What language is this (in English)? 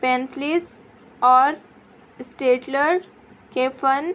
Urdu